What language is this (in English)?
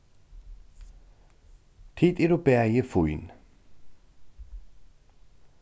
Faroese